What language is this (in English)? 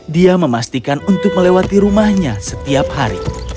Indonesian